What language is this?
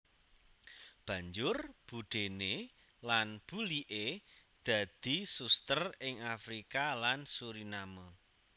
Javanese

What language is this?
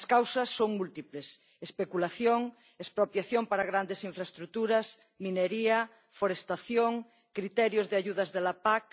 Spanish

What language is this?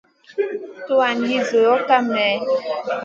Masana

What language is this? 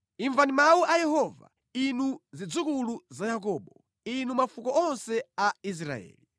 Nyanja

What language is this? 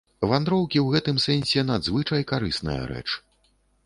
Belarusian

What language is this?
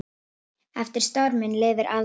Icelandic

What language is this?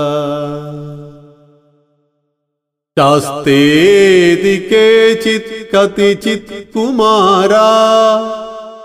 Malayalam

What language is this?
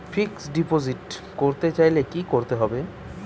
Bangla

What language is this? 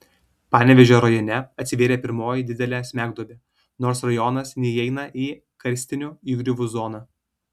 Lithuanian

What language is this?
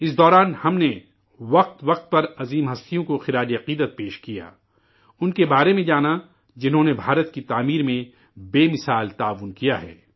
Urdu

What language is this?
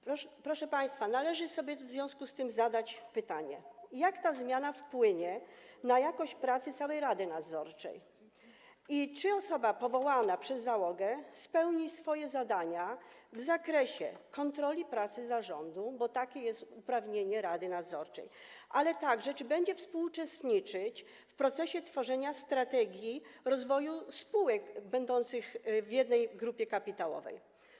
Polish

